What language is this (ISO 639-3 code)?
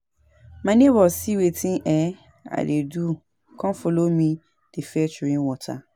pcm